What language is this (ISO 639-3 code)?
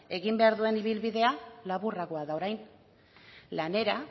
eus